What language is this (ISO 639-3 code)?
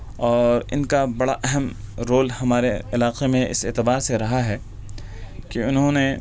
urd